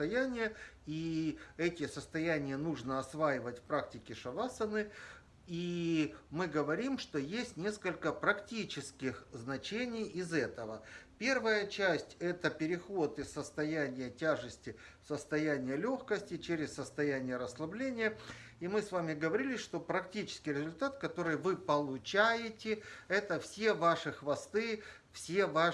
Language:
Russian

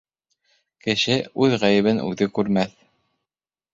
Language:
Bashkir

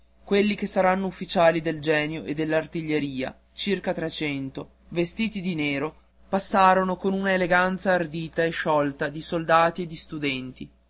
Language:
Italian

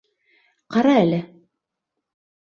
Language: Bashkir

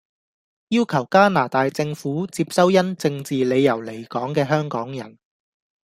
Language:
Cantonese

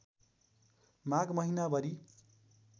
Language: Nepali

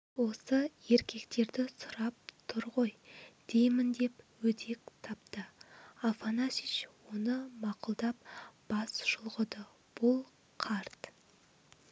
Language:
Kazakh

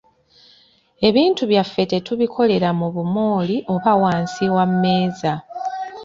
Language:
Ganda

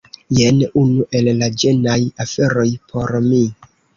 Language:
Esperanto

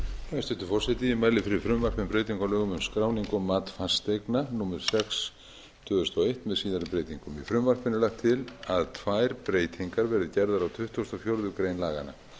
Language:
Icelandic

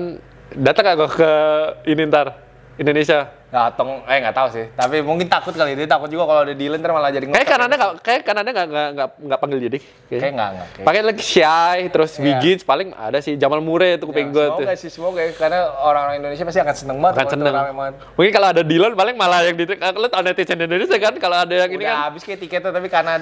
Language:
Indonesian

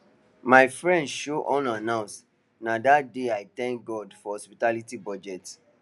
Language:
Nigerian Pidgin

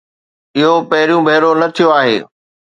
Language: Sindhi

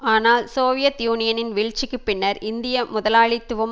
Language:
Tamil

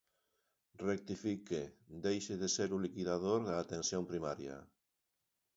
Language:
Galician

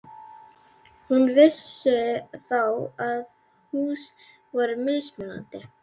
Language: Icelandic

